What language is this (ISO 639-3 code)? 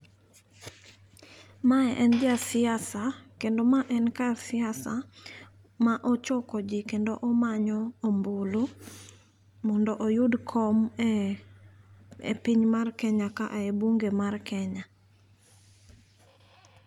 luo